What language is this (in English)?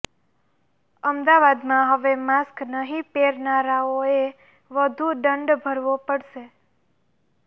Gujarati